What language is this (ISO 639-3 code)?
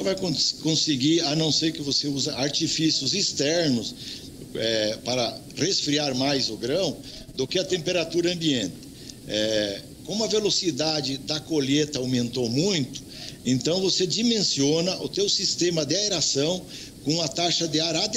por